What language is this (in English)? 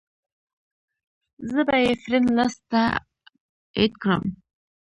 Pashto